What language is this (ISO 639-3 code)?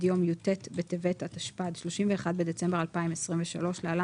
heb